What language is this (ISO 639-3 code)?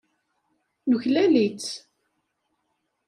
kab